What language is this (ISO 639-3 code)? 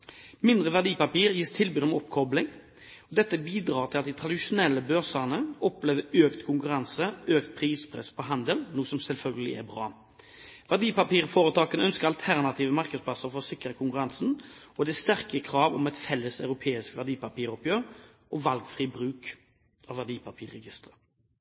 nob